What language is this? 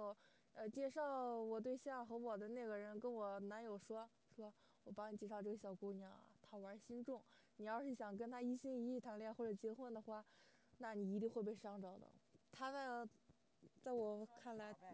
Chinese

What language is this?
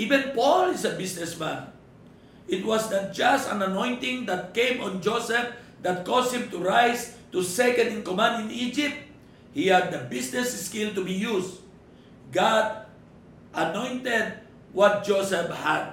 Filipino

